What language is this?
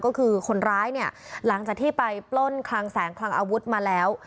Thai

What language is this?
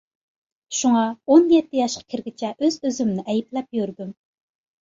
Uyghur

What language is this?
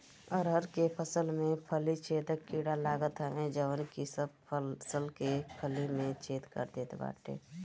Bhojpuri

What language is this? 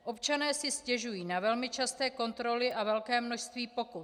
Czech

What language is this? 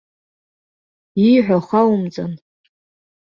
Abkhazian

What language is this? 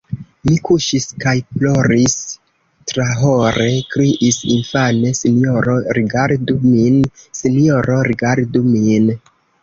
Esperanto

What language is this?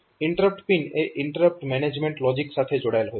Gujarati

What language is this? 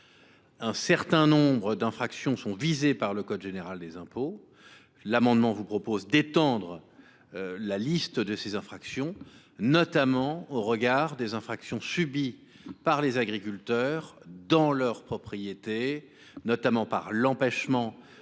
French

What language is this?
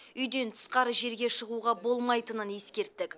Kazakh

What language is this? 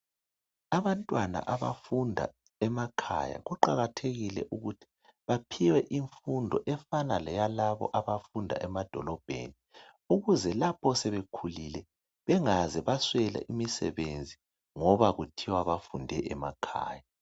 North Ndebele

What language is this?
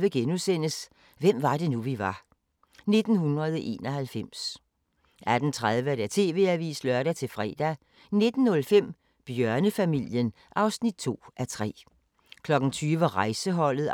Danish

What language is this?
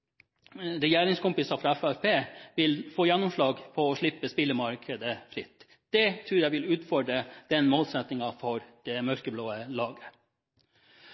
Norwegian Bokmål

